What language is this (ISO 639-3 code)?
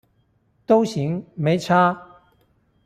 zho